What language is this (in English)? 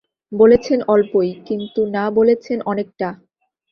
Bangla